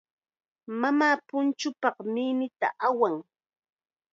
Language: Chiquián Ancash Quechua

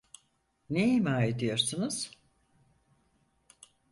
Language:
Turkish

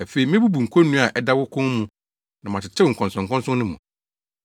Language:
Akan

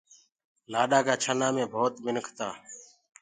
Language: Gurgula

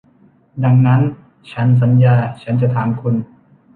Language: Thai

